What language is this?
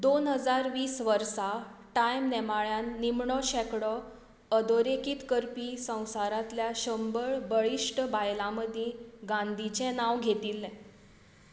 Konkani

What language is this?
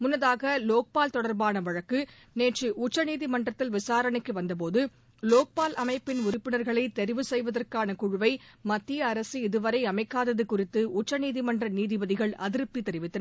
Tamil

